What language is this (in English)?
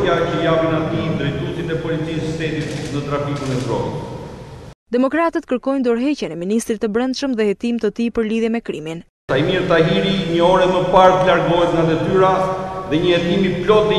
Romanian